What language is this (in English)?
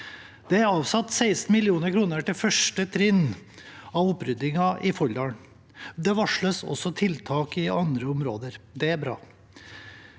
Norwegian